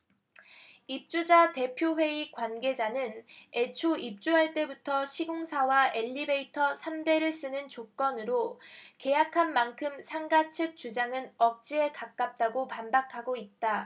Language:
Korean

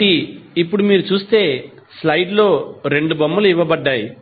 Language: Telugu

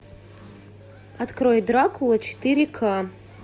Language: Russian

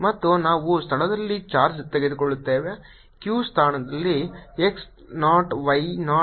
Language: Kannada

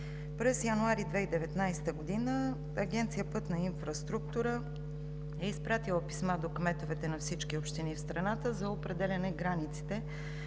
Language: Bulgarian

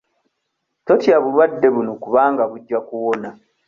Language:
Ganda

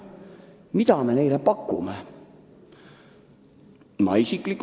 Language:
Estonian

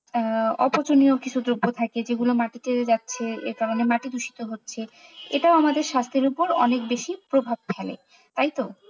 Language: Bangla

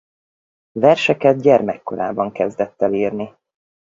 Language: Hungarian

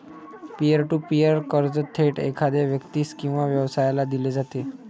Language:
Marathi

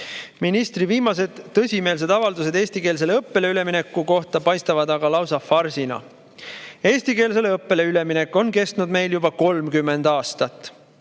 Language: Estonian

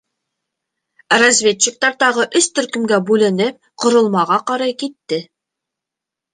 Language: Bashkir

